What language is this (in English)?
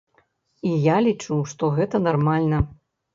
Belarusian